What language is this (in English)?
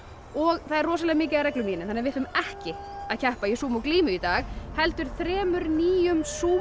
Icelandic